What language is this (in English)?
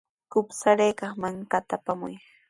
Sihuas Ancash Quechua